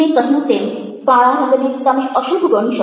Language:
Gujarati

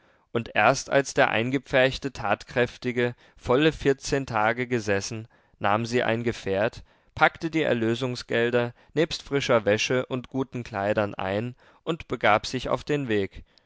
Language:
German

